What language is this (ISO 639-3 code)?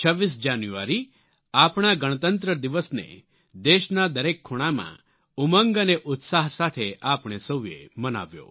guj